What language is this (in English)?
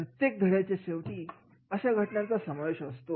Marathi